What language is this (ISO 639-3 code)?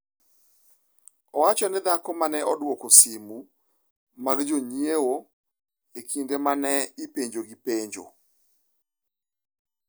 luo